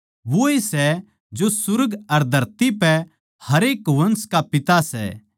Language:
Haryanvi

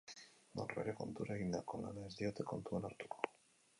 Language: Basque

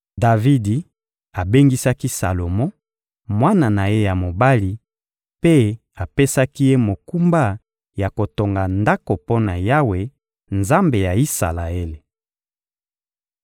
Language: Lingala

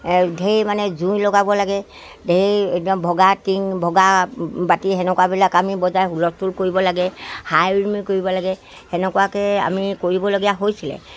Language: Assamese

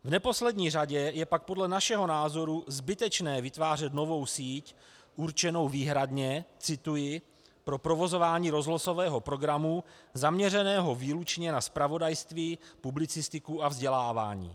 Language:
Czech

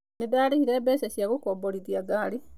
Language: Kikuyu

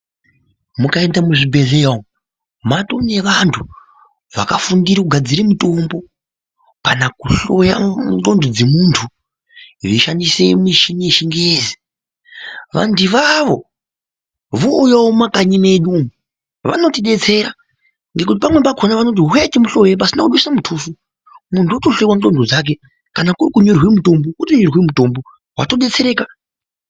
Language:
Ndau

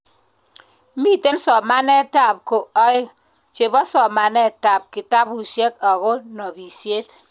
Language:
Kalenjin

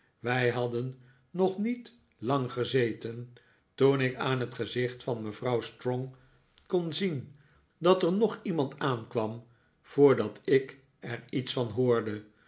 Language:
Dutch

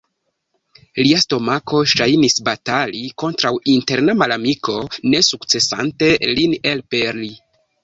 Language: Esperanto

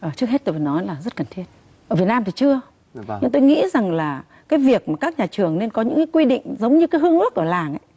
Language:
Vietnamese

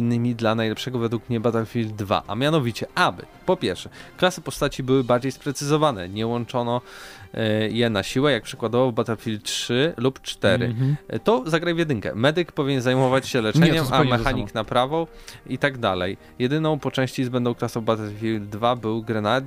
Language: Polish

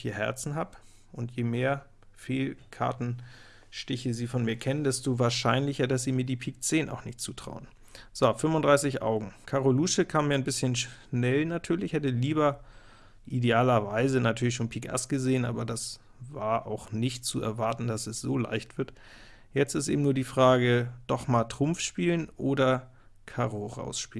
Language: German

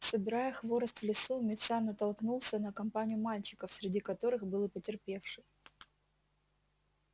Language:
Russian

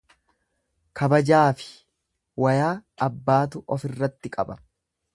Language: Oromo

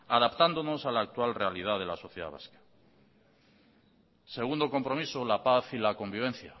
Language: Spanish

